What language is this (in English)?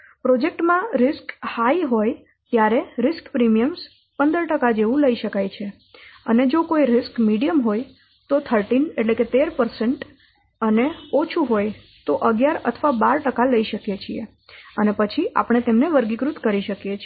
Gujarati